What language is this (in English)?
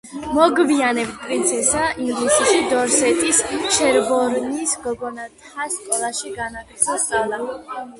Georgian